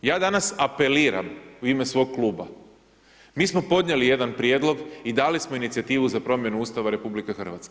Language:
Croatian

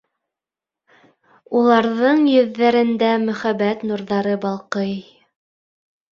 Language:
Bashkir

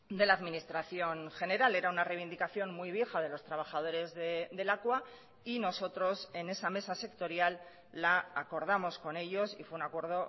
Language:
Spanish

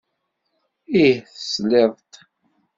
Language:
Kabyle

